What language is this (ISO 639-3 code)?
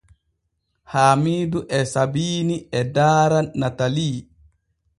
fue